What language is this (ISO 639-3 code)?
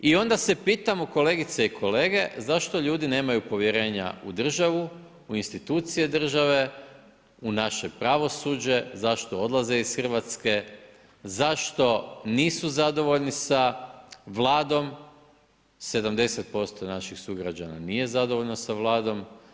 hrv